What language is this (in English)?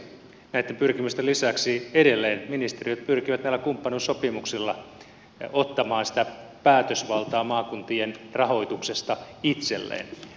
Finnish